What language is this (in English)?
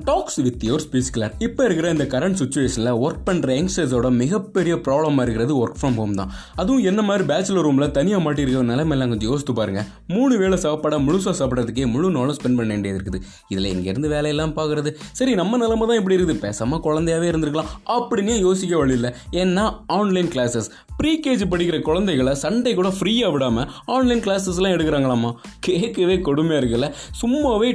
Tamil